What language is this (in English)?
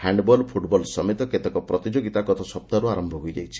Odia